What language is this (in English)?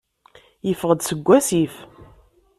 Kabyle